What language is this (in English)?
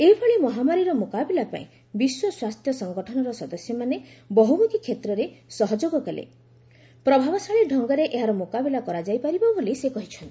Odia